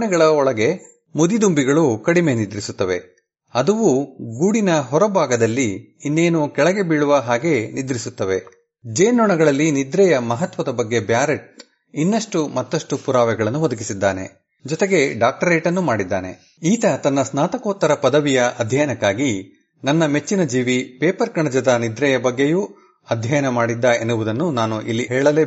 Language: Kannada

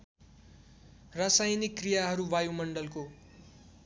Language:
Nepali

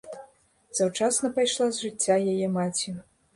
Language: Belarusian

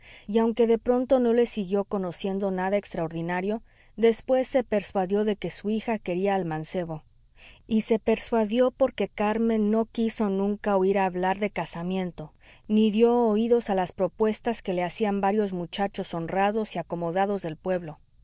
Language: Spanish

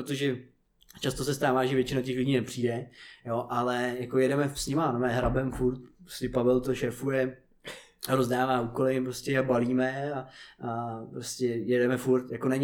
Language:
Czech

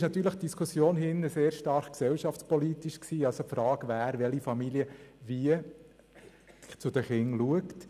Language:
Swiss German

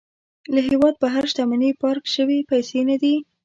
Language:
Pashto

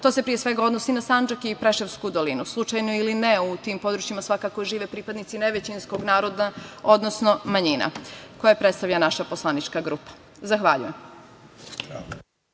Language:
Serbian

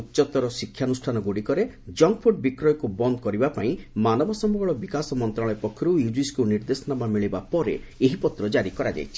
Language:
Odia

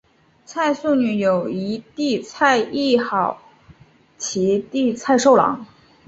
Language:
Chinese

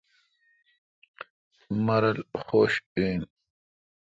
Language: Kalkoti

